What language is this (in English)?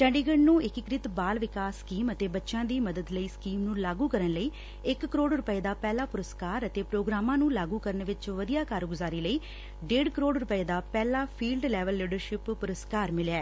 Punjabi